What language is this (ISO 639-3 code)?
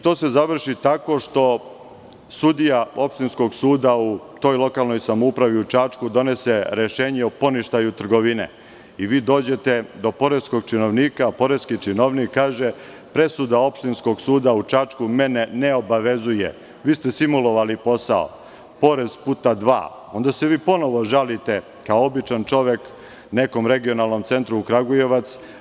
srp